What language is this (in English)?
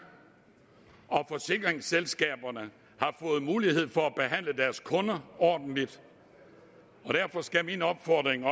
Danish